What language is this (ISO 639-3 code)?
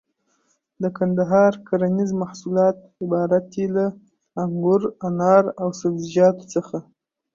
pus